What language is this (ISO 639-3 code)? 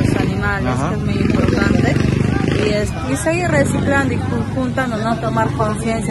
spa